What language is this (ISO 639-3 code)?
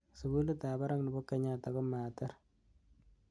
kln